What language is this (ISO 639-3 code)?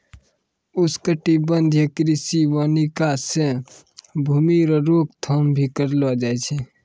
mai